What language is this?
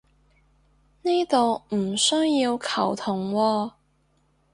Cantonese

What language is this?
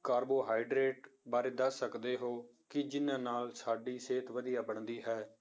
Punjabi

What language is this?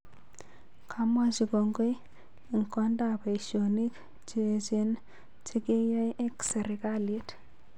Kalenjin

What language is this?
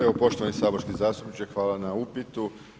Croatian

